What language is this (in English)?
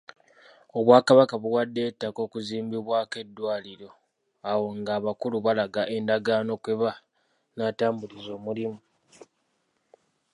Ganda